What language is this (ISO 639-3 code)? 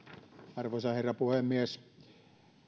fin